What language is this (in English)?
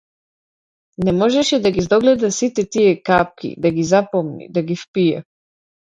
Macedonian